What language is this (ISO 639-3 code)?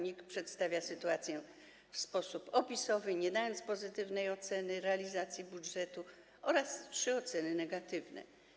pol